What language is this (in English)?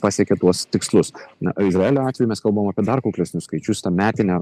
Lithuanian